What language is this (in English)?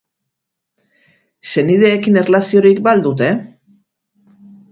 Basque